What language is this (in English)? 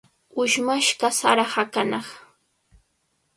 Cajatambo North Lima Quechua